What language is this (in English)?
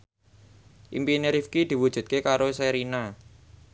Javanese